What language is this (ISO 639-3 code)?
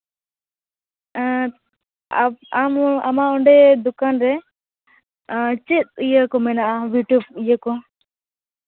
sat